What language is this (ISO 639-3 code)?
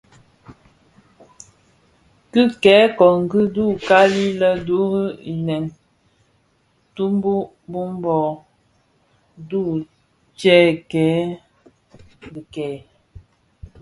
ksf